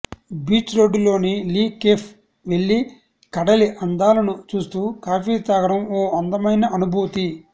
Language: Telugu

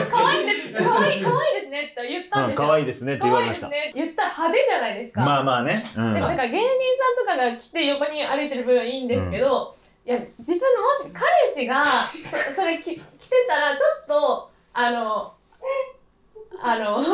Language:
Japanese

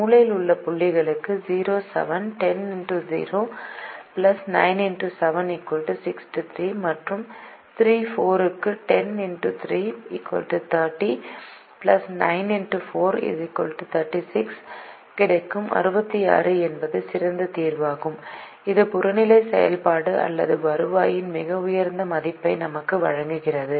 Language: Tamil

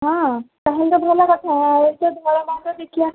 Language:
Odia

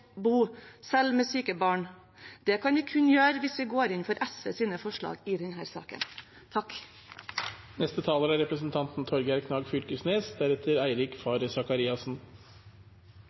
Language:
Norwegian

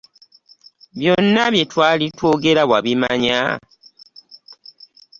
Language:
Ganda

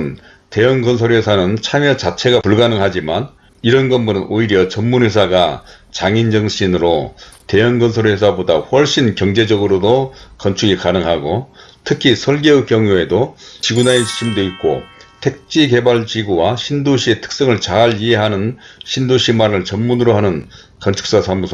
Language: Korean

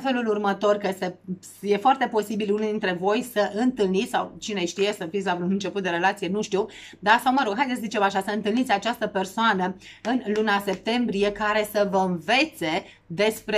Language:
Romanian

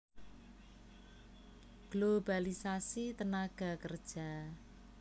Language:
Javanese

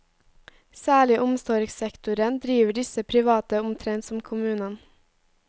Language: Norwegian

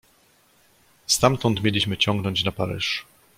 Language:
Polish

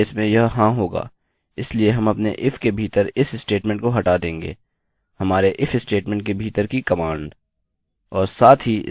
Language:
Hindi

